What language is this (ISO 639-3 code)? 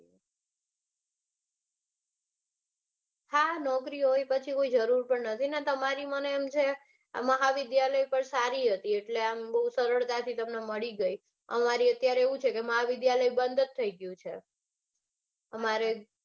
guj